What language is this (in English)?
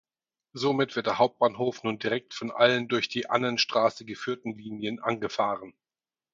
German